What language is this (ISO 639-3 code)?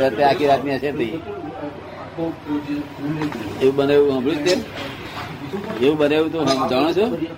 guj